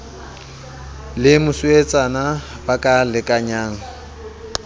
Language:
Southern Sotho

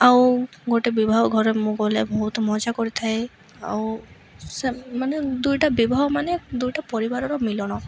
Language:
Odia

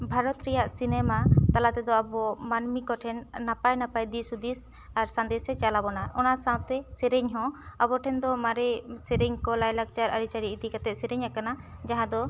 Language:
Santali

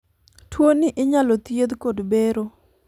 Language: Luo (Kenya and Tanzania)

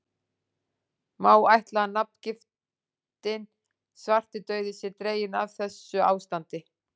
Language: Icelandic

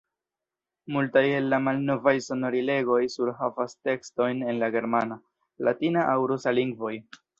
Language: Esperanto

